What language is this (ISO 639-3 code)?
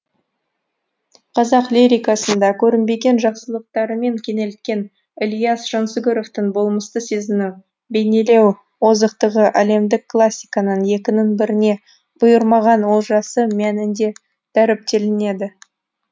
kaz